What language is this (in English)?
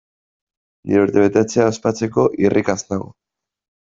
Basque